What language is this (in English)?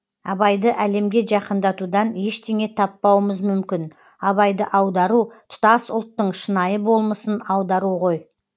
Kazakh